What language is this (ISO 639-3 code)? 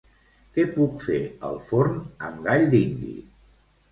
cat